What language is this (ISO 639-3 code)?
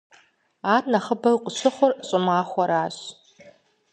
kbd